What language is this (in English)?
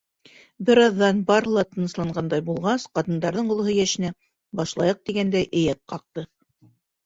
Bashkir